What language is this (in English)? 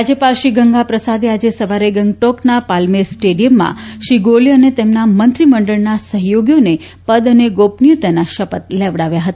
Gujarati